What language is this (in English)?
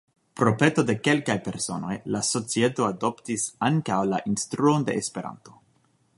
Esperanto